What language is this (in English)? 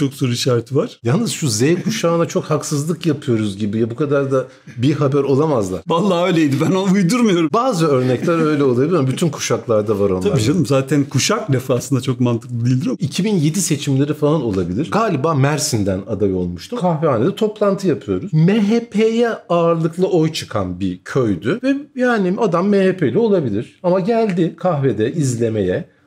Turkish